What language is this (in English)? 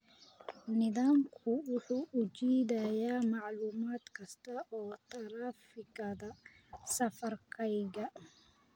Somali